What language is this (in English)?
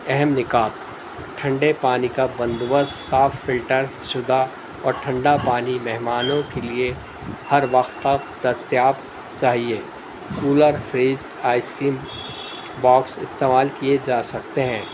Urdu